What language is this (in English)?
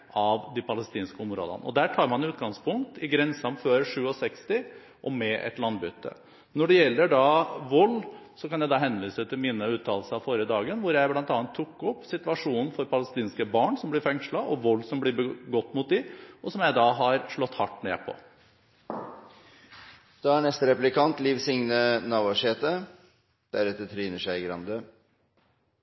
Norwegian Bokmål